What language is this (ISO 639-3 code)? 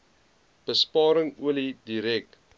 afr